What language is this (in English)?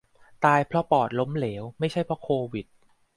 Thai